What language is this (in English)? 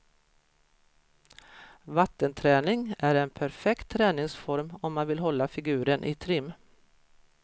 Swedish